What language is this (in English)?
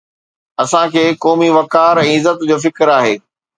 Sindhi